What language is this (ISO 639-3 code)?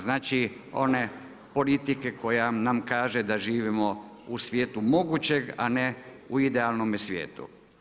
hrv